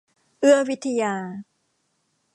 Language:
Thai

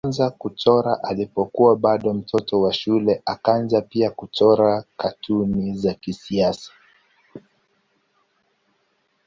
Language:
Swahili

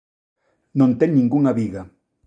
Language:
Galician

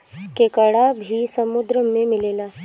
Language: Bhojpuri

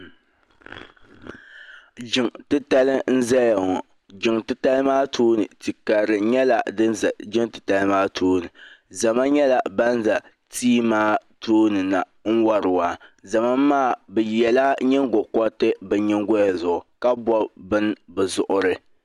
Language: Dagbani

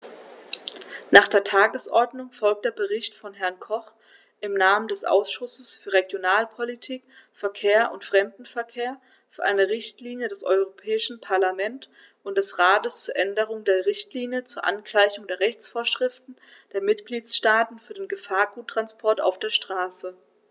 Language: German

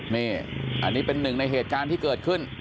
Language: Thai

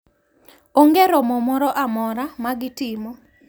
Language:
Luo (Kenya and Tanzania)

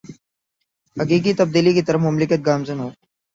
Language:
Urdu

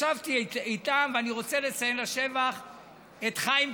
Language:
Hebrew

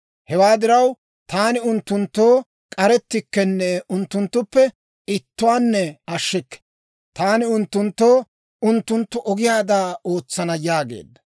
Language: Dawro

